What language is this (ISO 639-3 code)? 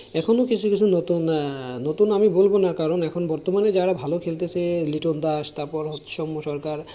ben